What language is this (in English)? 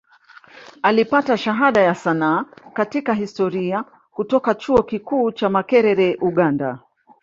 Swahili